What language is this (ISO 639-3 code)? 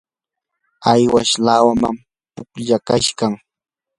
qur